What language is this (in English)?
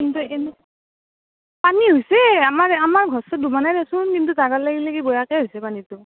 Assamese